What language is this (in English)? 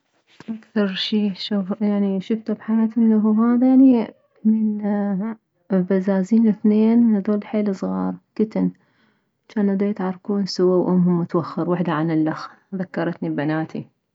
Mesopotamian Arabic